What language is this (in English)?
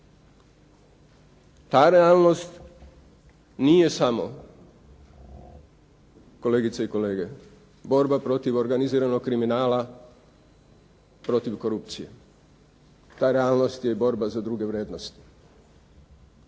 Croatian